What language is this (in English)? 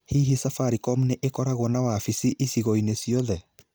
Kikuyu